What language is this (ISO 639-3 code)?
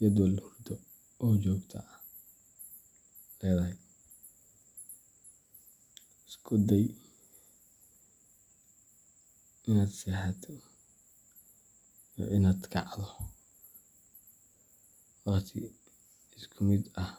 som